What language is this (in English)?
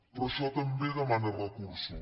Catalan